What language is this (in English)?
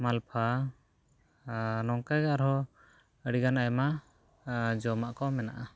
Santali